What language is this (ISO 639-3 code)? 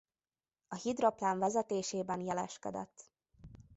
hun